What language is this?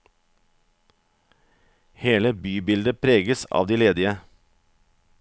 Norwegian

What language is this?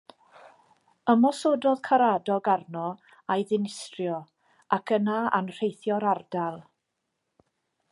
Welsh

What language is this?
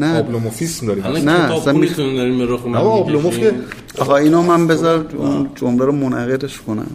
Persian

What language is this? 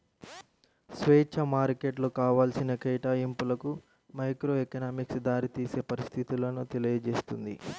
Telugu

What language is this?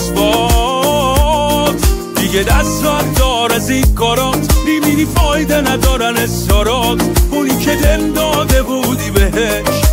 Persian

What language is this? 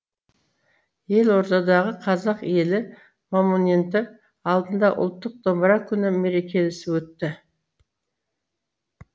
Kazakh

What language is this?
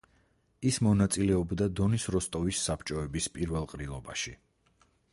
Georgian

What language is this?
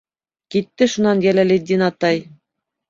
Bashkir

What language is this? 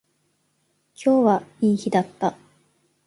Japanese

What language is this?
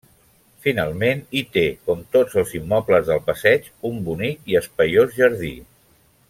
Catalan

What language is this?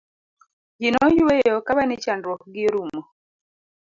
Luo (Kenya and Tanzania)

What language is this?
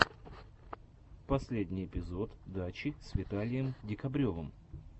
Russian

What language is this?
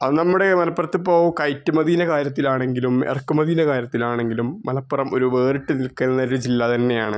Malayalam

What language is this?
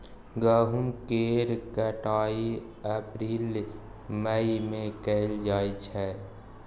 Maithili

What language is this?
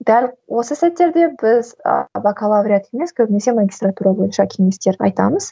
Kazakh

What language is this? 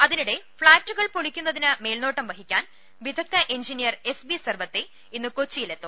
Malayalam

